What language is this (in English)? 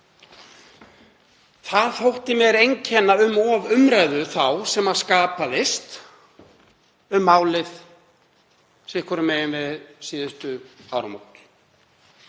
Icelandic